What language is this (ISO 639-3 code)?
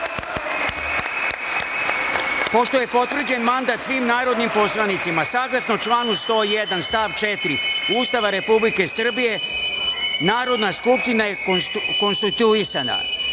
srp